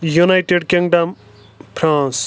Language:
Kashmiri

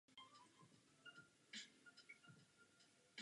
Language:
Czech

